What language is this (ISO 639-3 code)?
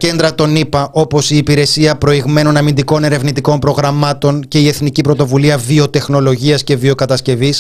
ell